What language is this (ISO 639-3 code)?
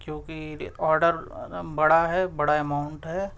urd